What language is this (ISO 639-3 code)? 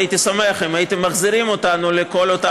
heb